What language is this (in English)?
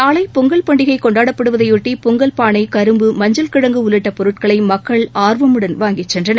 Tamil